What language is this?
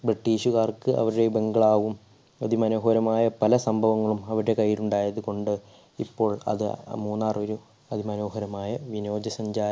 Malayalam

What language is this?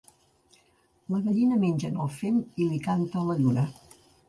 Catalan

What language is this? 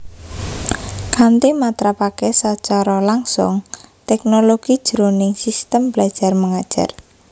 Javanese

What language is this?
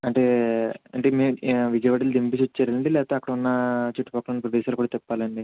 Telugu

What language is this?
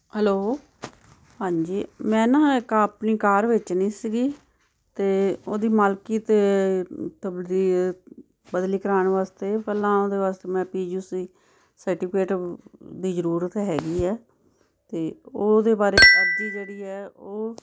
Punjabi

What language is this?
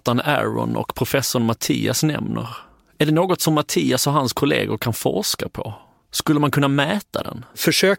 Swedish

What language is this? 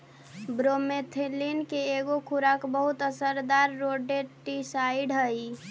Magahi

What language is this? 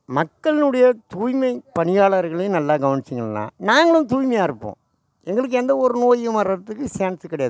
Tamil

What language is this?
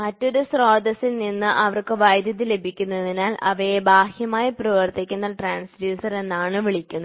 Malayalam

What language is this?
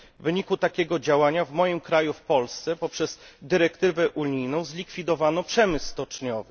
Polish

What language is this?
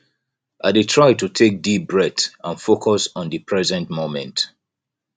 Nigerian Pidgin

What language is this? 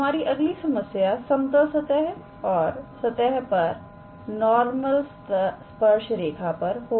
Hindi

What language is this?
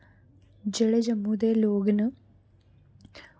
Dogri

